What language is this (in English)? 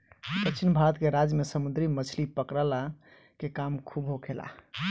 Bhojpuri